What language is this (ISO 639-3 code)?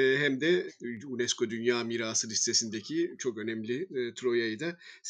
tur